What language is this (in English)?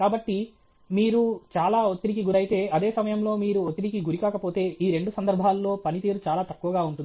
Telugu